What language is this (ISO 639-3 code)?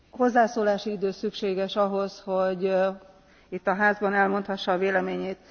hun